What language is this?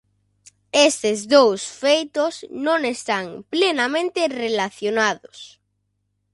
Galician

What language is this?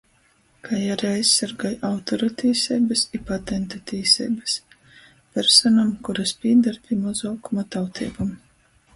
Latgalian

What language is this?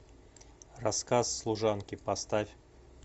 Russian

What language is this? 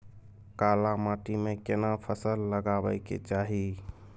Maithili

